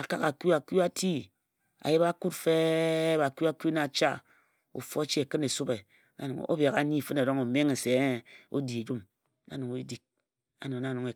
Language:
Ejagham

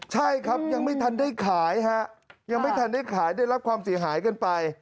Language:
Thai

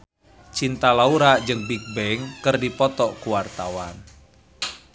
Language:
Sundanese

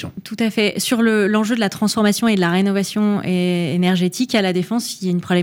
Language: French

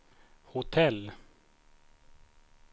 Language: Swedish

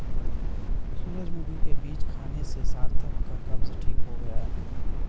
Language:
Hindi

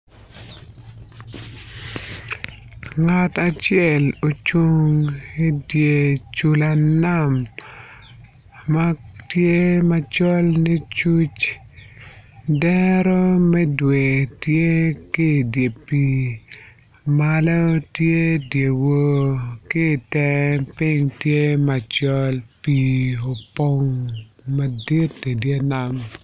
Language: Acoli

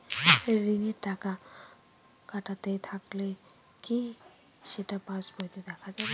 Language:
Bangla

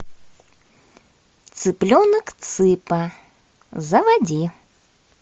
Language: Russian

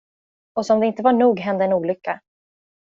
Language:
Swedish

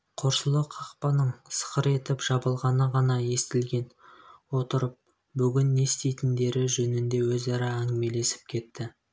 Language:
Kazakh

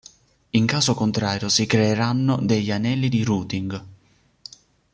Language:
Italian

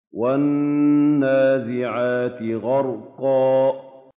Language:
Arabic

